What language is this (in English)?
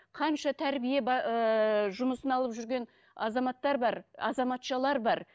Kazakh